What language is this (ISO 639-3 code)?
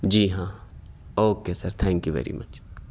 urd